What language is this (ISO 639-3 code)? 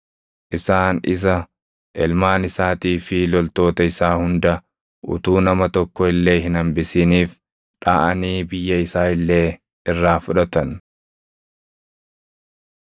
orm